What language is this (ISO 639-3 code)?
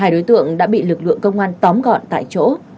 vie